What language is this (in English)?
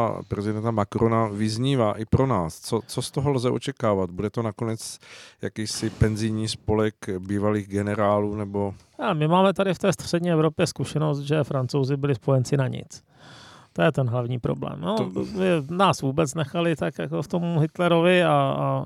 Czech